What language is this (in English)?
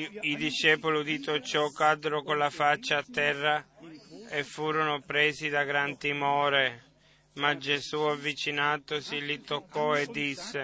Italian